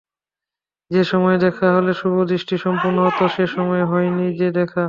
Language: Bangla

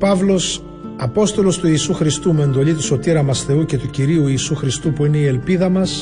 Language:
Greek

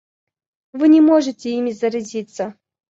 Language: Russian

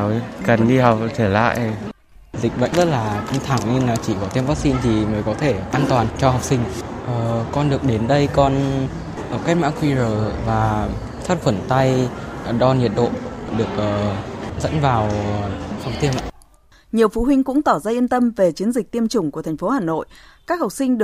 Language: Vietnamese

